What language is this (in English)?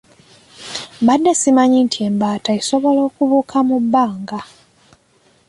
Ganda